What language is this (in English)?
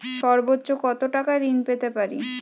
Bangla